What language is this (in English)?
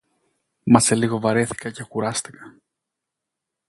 Greek